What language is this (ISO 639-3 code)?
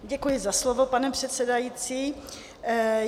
ces